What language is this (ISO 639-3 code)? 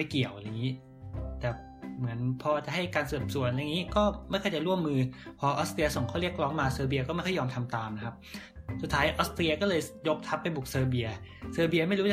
tha